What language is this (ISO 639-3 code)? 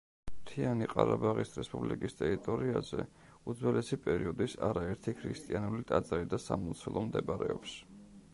kat